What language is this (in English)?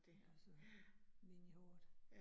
Danish